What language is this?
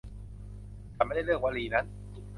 Thai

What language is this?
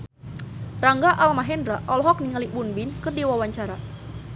Sundanese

